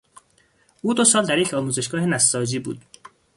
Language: Persian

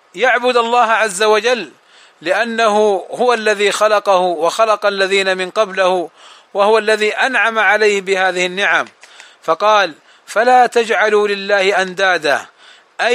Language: Arabic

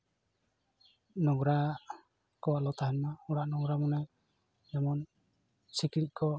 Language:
Santali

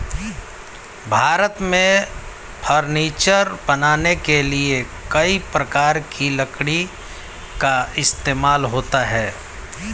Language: Hindi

